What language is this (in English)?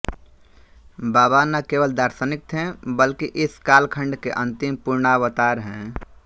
Hindi